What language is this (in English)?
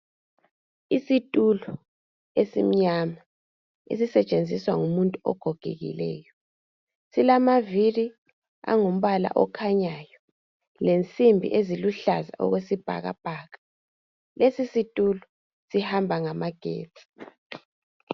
North Ndebele